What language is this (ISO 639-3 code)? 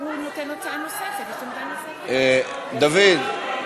heb